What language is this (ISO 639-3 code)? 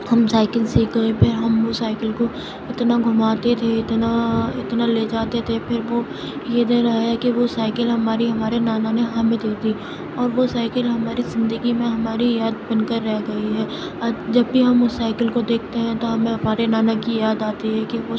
urd